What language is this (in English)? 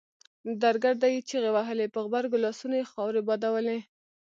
Pashto